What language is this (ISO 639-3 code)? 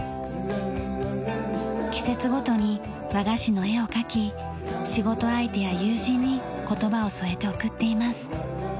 jpn